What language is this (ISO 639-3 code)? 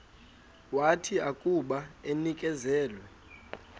xho